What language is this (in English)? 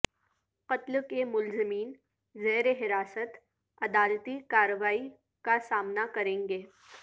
Urdu